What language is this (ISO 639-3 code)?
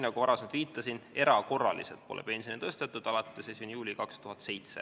est